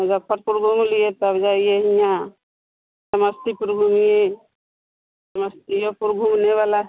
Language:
Hindi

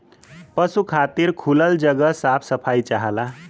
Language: Bhojpuri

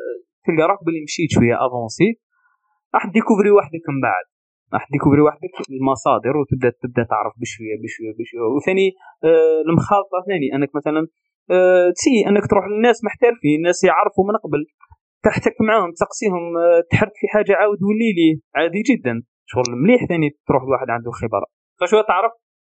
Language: Arabic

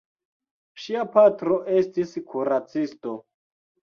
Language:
Esperanto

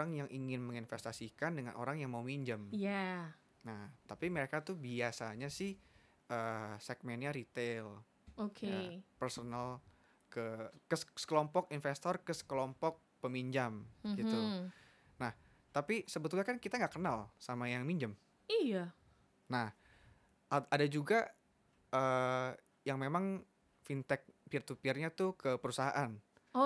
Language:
Indonesian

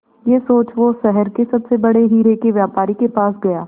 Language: Hindi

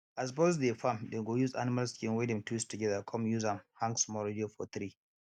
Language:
Nigerian Pidgin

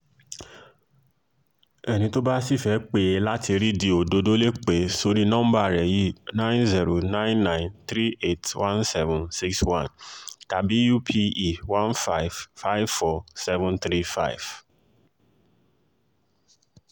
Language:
Yoruba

